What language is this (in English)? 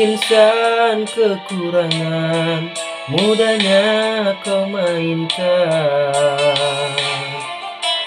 Indonesian